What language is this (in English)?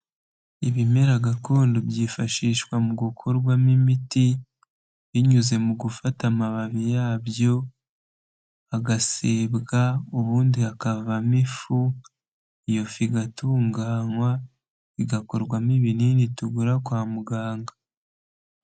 Kinyarwanda